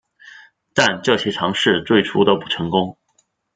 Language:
Chinese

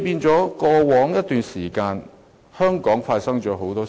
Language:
Cantonese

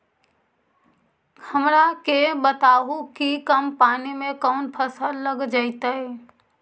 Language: Magahi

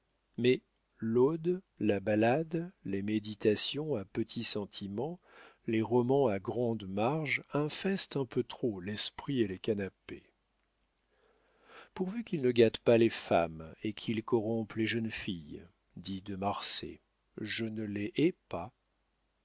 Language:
French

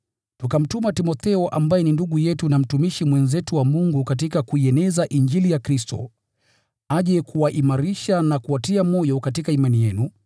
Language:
Swahili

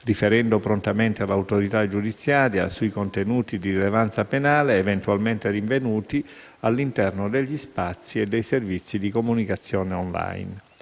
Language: Italian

